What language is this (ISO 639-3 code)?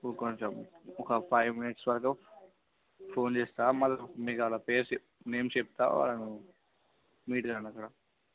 tel